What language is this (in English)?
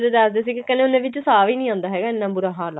Punjabi